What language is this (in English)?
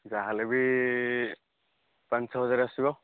Odia